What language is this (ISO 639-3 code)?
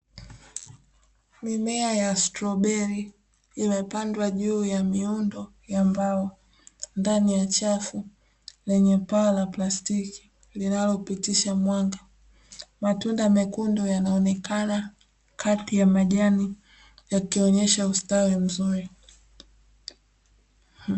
swa